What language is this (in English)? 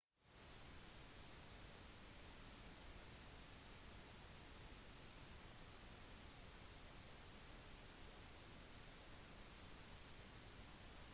Norwegian Bokmål